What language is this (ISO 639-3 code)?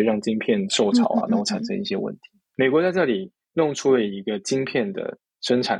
zho